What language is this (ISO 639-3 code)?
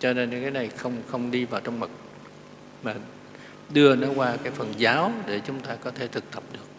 vie